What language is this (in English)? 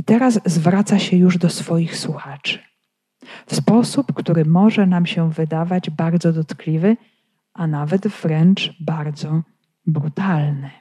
Polish